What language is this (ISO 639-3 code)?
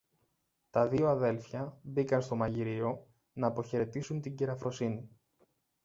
ell